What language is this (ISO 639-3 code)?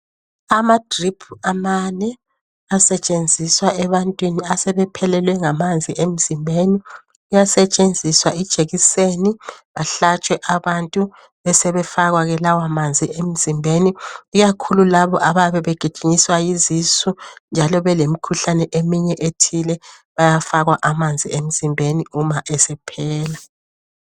nde